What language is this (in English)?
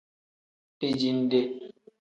Tem